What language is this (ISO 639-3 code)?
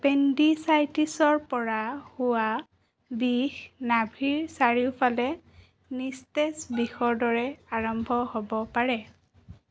asm